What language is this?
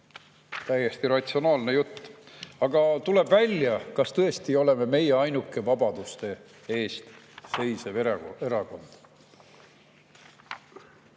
Estonian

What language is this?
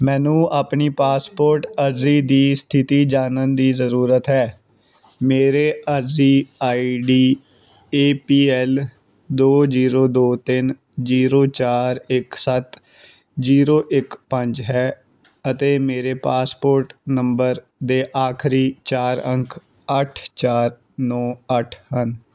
Punjabi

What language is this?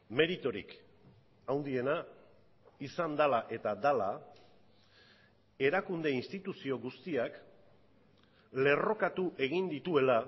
Basque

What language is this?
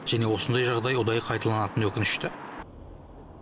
Kazakh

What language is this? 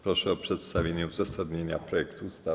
Polish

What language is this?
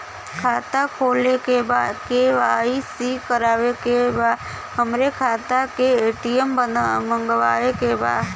Bhojpuri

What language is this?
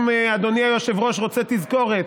Hebrew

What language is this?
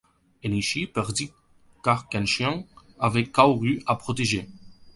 French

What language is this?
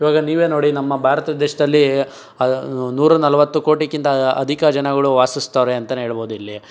Kannada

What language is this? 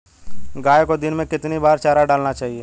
Hindi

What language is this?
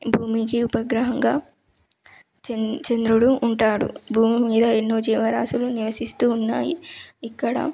Telugu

